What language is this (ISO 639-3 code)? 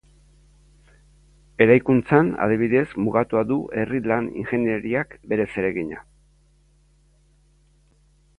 eus